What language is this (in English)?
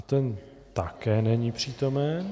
Czech